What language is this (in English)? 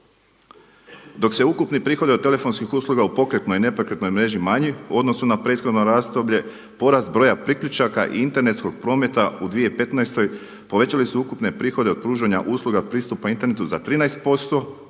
Croatian